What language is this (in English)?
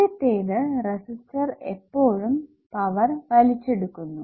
Malayalam